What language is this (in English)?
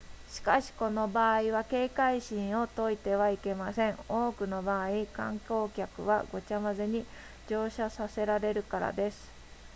Japanese